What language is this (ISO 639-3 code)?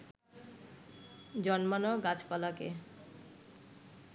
ben